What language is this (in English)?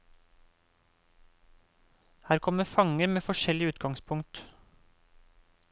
Norwegian